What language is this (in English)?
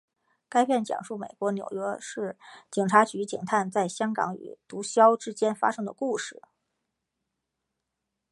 Chinese